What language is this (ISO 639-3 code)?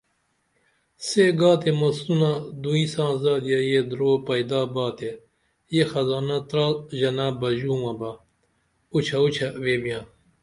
dml